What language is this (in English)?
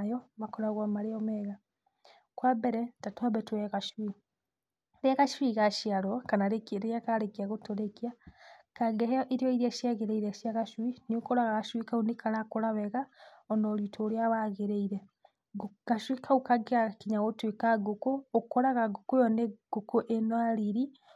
Kikuyu